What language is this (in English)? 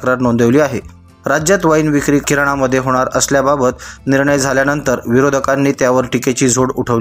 Marathi